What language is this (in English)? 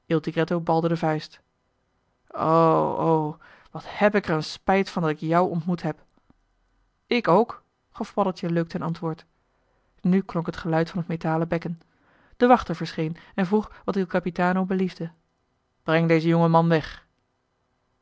Dutch